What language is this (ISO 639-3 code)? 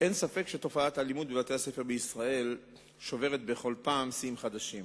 heb